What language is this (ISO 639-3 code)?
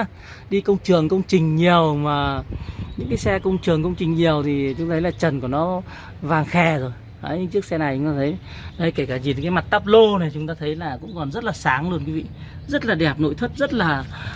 vie